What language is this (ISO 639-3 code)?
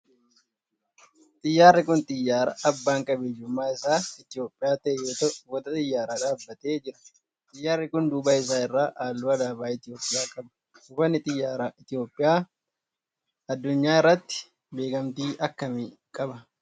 orm